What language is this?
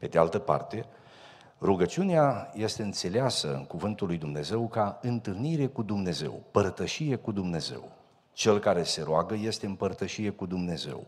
Romanian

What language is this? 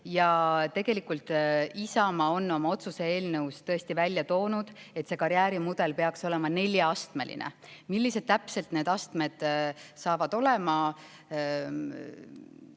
Estonian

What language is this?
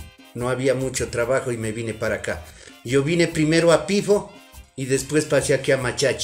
Spanish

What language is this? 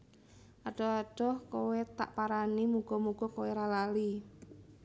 Javanese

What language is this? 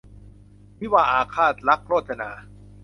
Thai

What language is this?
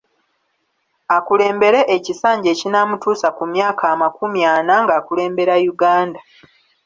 Ganda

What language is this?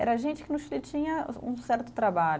Portuguese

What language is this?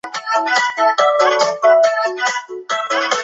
Chinese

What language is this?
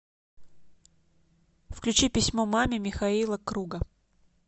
Russian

